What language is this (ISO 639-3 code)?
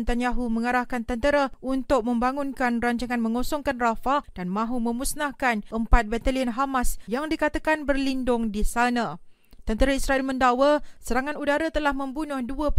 msa